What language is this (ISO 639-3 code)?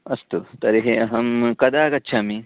san